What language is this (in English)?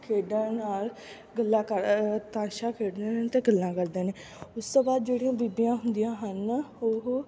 Punjabi